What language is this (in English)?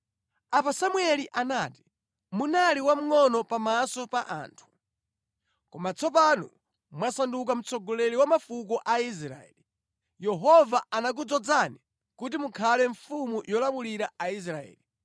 Nyanja